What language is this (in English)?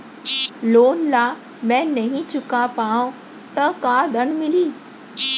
Chhattisgarhi